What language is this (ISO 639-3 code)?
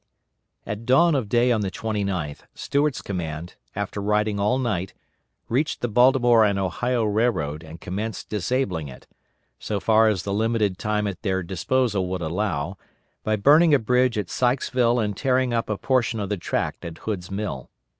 eng